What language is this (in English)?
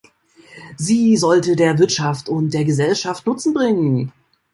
German